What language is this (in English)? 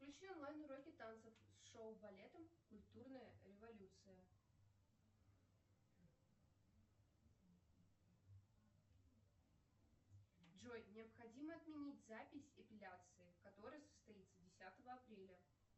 Russian